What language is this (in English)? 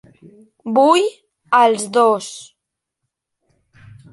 Catalan